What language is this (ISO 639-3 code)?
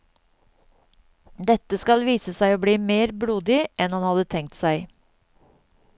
nor